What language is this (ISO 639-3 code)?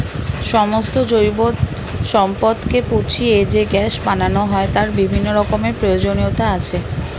ben